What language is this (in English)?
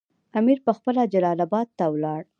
Pashto